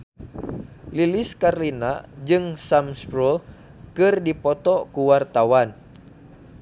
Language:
Sundanese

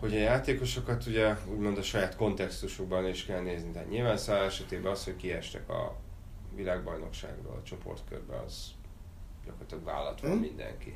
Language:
Hungarian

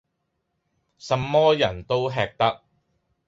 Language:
Cantonese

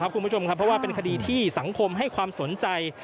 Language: Thai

